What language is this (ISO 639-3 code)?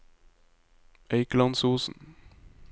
nor